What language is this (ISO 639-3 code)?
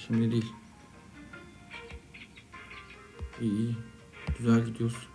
tur